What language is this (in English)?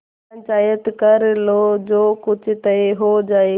Hindi